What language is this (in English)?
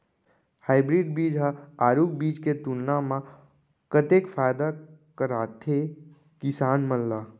Chhattisgarhi